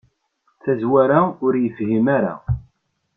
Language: Kabyle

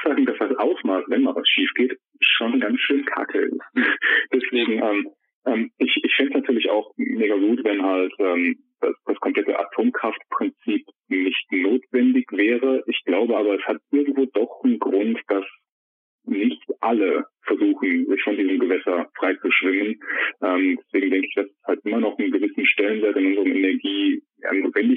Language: German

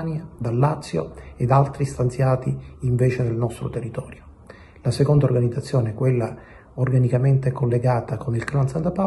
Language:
Italian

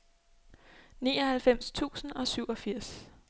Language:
Danish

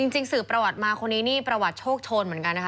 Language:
Thai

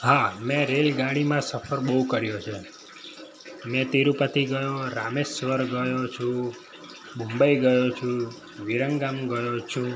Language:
Gujarati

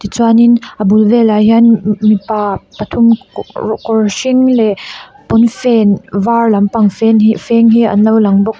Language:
Mizo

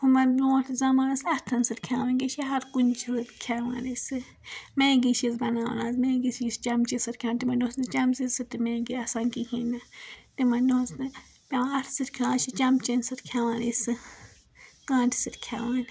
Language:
Kashmiri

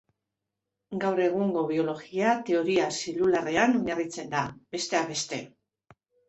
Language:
Basque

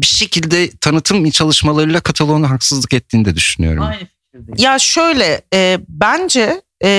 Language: Turkish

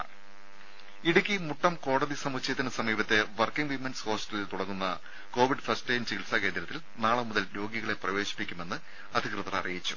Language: Malayalam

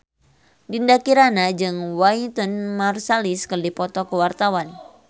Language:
Sundanese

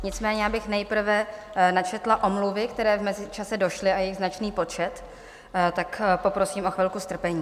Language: Czech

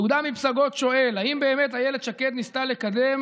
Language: Hebrew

